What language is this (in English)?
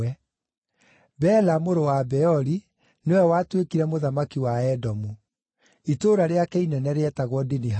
Kikuyu